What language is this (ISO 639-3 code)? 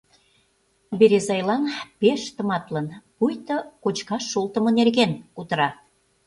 chm